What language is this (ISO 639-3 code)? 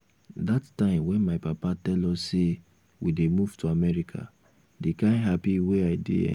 pcm